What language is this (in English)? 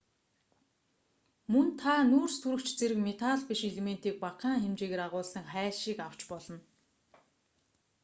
Mongolian